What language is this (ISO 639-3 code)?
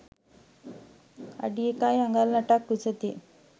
sin